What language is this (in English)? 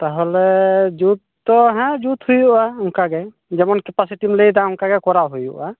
Santali